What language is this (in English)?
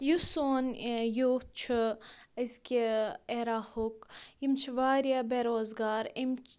Kashmiri